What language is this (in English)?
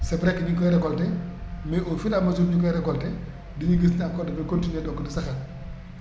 Wolof